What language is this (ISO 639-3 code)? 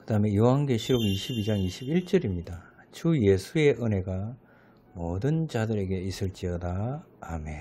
kor